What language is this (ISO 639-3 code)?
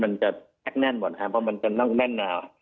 tha